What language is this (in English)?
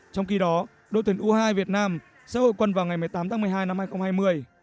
Vietnamese